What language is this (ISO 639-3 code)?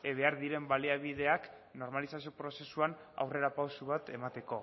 eus